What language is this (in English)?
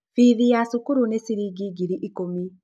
Kikuyu